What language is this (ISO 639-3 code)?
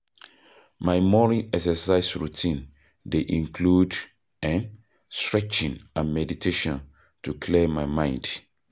pcm